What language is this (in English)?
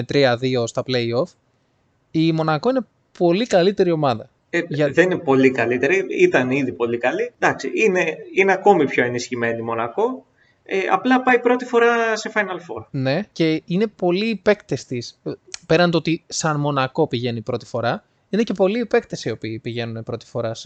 Greek